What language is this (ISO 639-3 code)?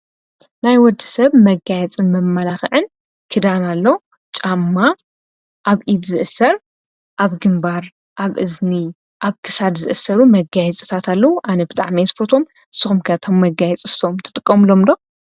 tir